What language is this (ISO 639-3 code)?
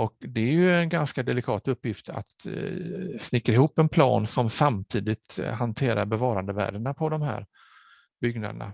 swe